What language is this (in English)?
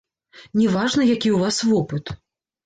Belarusian